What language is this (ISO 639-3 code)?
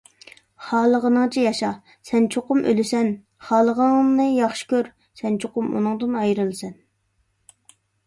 uig